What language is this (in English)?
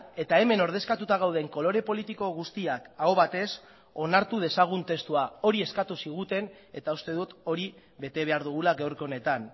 Basque